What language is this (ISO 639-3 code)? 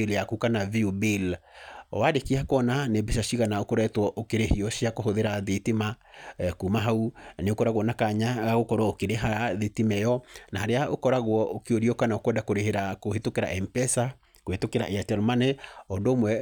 kik